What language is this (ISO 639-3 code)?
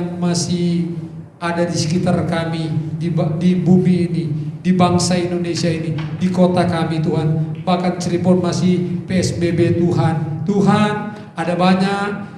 ind